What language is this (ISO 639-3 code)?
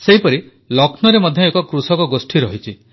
ori